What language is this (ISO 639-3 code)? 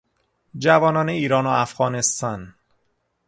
fas